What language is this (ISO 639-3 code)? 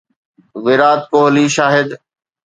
snd